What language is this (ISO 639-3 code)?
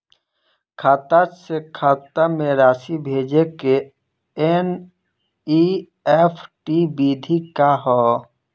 bho